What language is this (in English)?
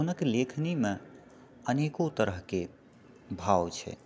Maithili